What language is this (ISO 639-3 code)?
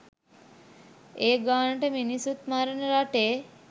sin